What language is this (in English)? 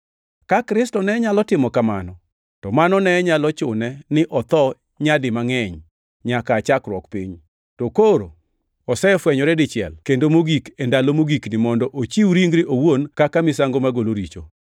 Luo (Kenya and Tanzania)